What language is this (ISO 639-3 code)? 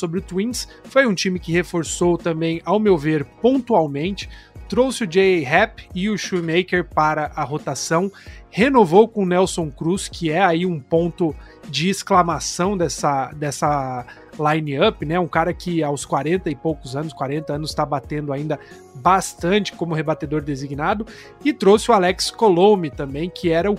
por